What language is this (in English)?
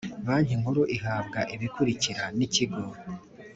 Kinyarwanda